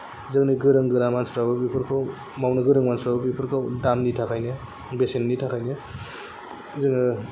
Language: Bodo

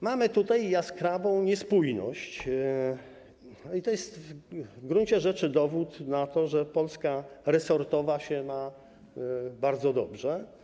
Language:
Polish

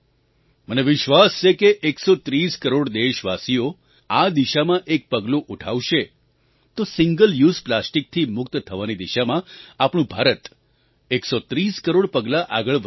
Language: Gujarati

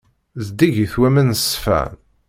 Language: Kabyle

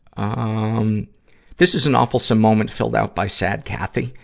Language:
English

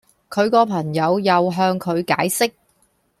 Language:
Cantonese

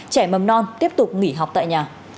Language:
Vietnamese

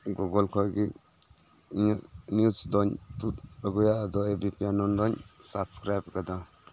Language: Santali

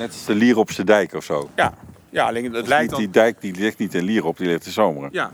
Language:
Dutch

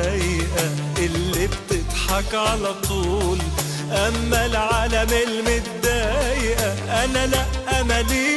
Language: Arabic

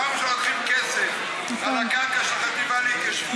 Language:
Hebrew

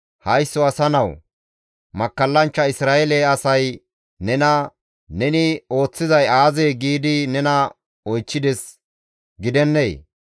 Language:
Gamo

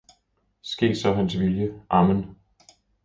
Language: Danish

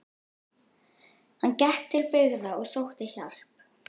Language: Icelandic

